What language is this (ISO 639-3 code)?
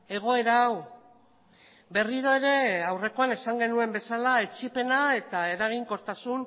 eus